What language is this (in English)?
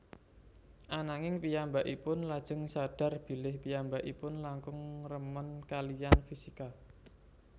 Javanese